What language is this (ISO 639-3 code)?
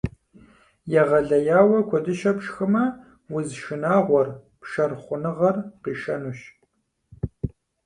kbd